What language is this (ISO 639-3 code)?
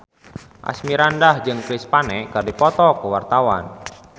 sun